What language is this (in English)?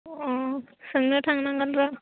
Bodo